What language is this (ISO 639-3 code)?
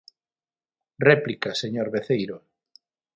glg